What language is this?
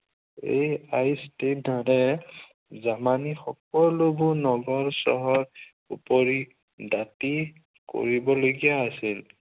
Assamese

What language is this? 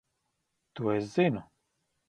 Latvian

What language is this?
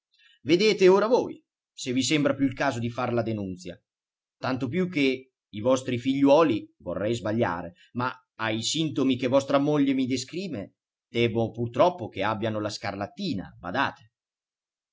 Italian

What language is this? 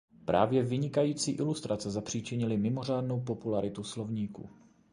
Czech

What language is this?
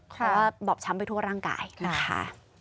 Thai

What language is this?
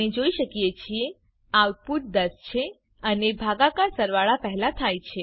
Gujarati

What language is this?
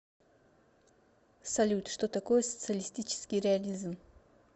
Russian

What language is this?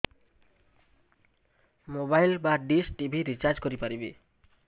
Odia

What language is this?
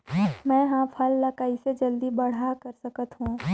Chhattisgarhi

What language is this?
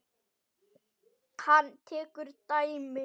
Icelandic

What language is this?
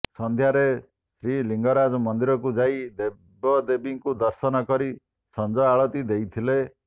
Odia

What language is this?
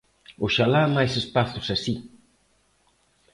Galician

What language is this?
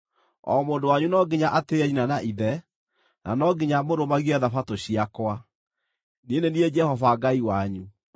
Kikuyu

